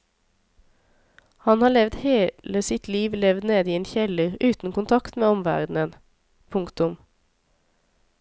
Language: Norwegian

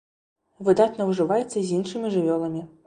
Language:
Belarusian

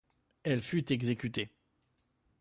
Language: French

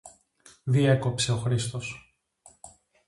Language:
Greek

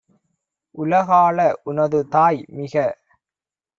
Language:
Tamil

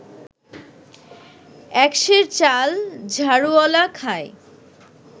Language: Bangla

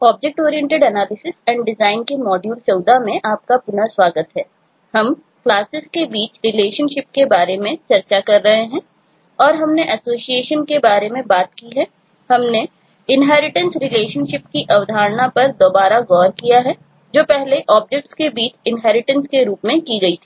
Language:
Hindi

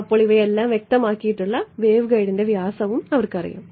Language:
Malayalam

